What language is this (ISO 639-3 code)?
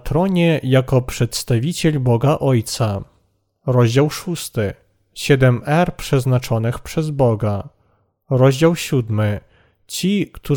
pol